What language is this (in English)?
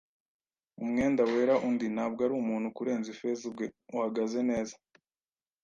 Kinyarwanda